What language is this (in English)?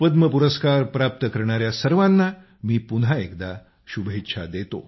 Marathi